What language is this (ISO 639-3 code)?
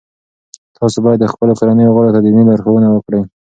pus